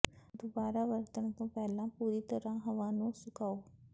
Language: Punjabi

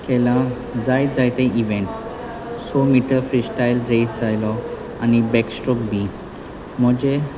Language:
Konkani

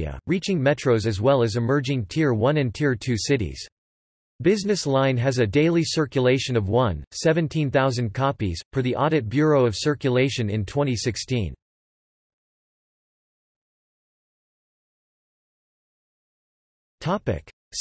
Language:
English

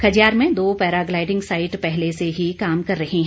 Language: Hindi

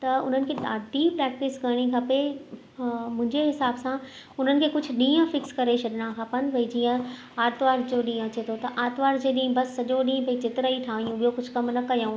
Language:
Sindhi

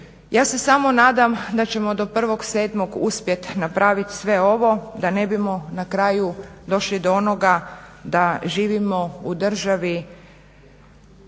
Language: Croatian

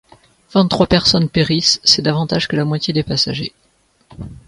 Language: French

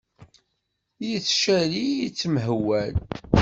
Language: Kabyle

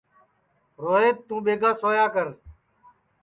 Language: Sansi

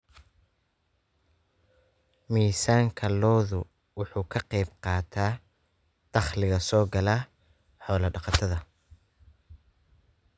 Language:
Somali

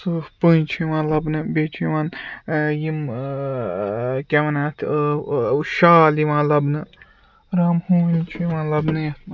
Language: Kashmiri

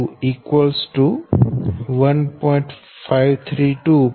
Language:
Gujarati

